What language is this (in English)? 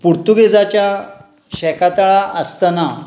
Konkani